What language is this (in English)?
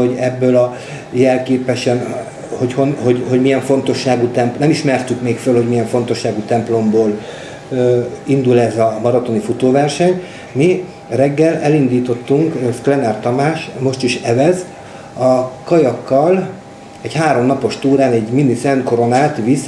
Hungarian